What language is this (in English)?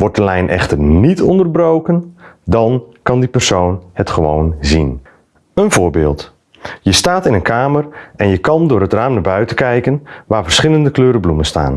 Dutch